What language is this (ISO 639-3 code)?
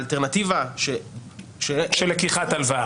heb